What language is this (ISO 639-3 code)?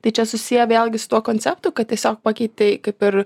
lit